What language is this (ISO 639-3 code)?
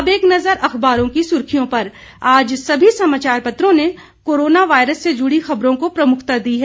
hin